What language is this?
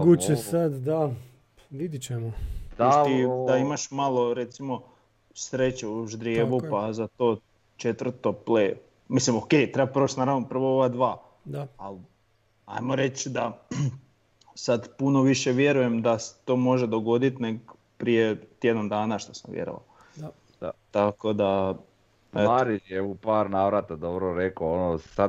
Croatian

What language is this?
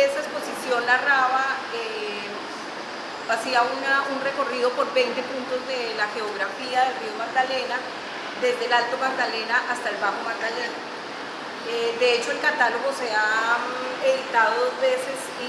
Spanish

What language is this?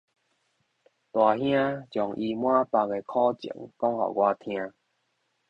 Min Nan Chinese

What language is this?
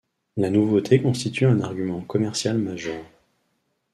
French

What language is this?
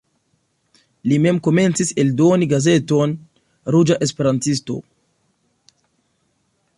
Esperanto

